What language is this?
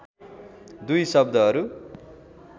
Nepali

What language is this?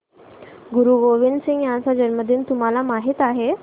Marathi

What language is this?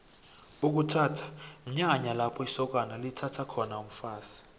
South Ndebele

